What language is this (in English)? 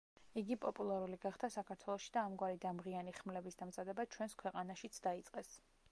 Georgian